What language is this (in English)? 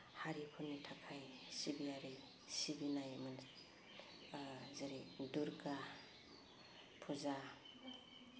Bodo